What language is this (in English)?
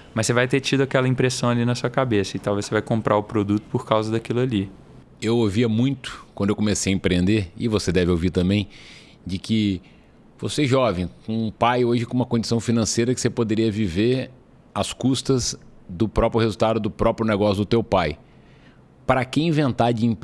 Portuguese